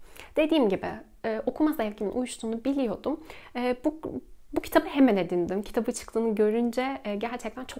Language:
Turkish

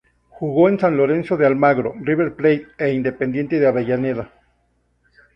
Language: Spanish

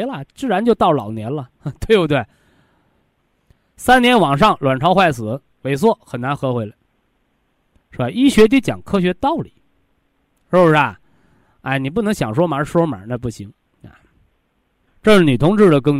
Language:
Chinese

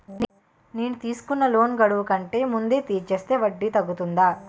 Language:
Telugu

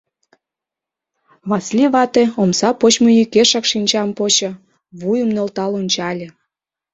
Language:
Mari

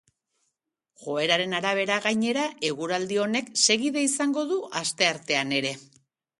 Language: Basque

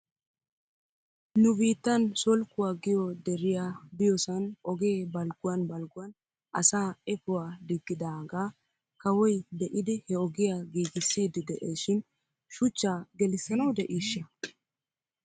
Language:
Wolaytta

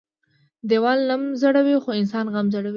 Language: Pashto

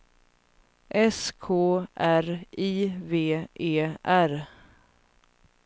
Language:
Swedish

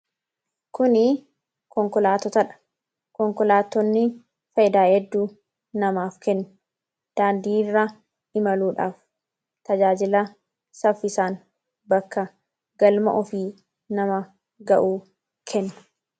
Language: Oromo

